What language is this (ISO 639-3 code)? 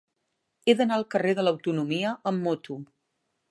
cat